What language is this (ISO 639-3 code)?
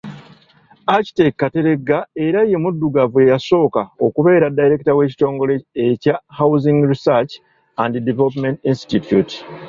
lug